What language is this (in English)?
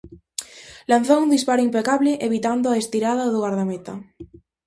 Galician